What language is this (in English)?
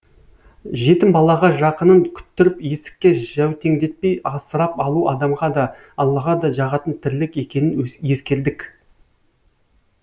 Kazakh